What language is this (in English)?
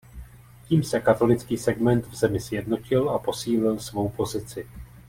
Czech